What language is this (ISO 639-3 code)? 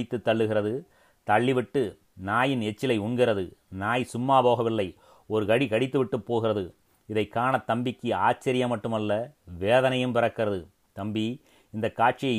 tam